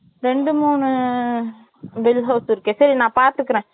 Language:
Tamil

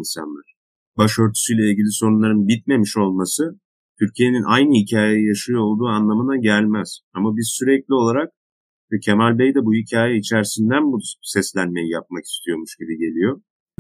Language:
Turkish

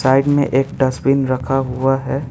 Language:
Hindi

